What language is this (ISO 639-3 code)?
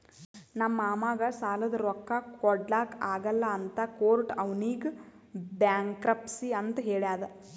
kan